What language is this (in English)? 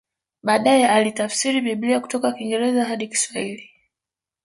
Swahili